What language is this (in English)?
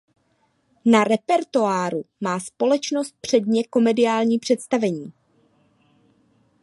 Czech